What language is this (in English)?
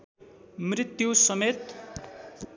Nepali